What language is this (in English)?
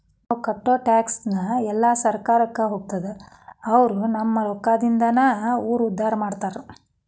Kannada